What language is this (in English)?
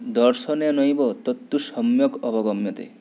Sanskrit